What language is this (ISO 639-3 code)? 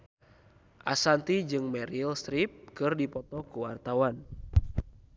sun